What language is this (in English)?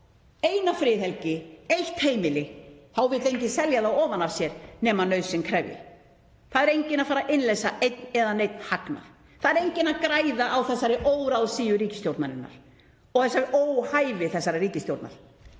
Icelandic